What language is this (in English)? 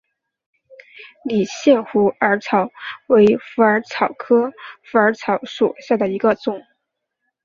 Chinese